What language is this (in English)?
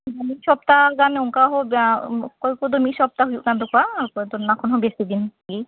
Santali